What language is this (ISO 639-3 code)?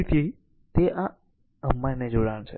guj